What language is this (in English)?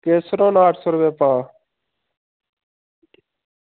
Dogri